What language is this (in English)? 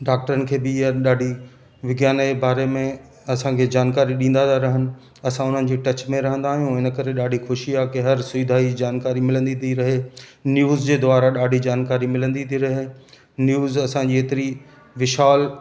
Sindhi